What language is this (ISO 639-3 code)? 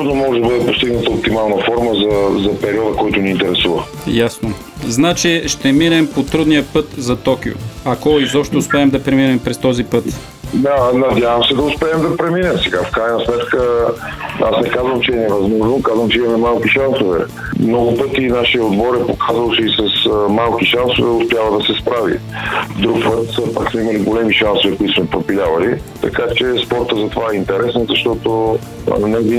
bul